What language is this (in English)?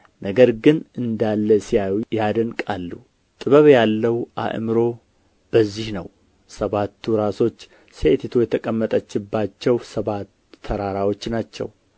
Amharic